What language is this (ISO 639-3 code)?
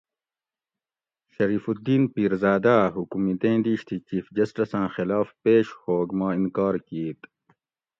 gwc